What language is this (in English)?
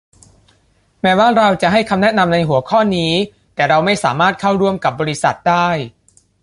Thai